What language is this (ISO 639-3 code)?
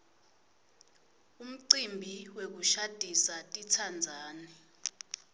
ssw